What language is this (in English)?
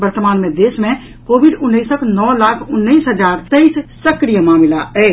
Maithili